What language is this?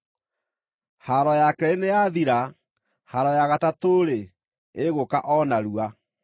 Kikuyu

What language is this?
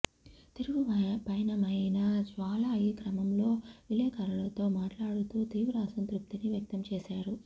Telugu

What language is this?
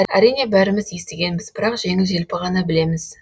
Kazakh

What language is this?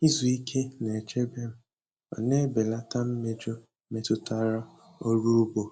Igbo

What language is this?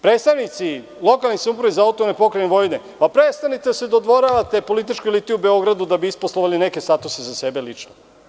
Serbian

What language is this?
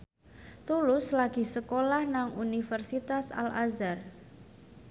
Javanese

